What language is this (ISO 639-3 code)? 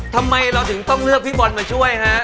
tha